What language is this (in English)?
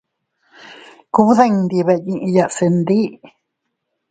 Teutila Cuicatec